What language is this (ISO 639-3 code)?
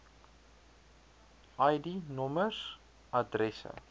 afr